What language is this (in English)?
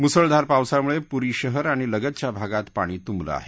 Marathi